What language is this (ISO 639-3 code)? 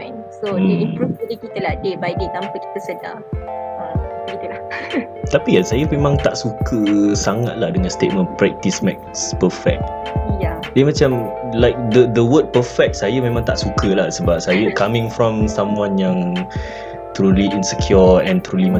msa